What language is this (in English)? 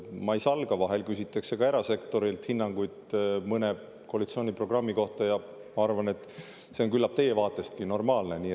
Estonian